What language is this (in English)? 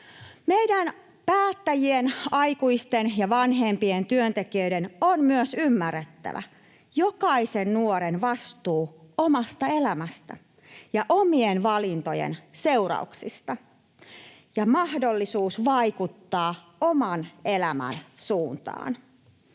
Finnish